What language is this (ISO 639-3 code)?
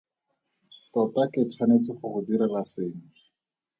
tsn